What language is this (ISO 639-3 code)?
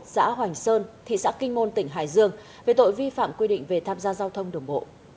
vie